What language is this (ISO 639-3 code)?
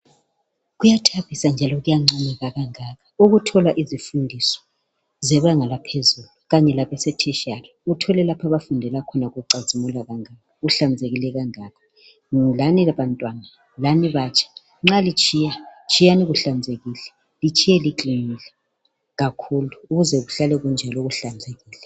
nde